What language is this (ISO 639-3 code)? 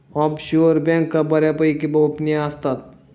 mar